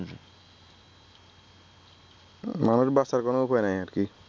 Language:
Bangla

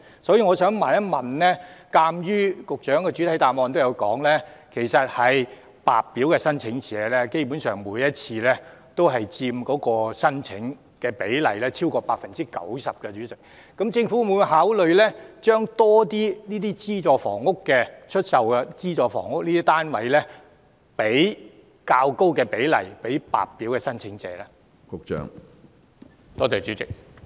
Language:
Cantonese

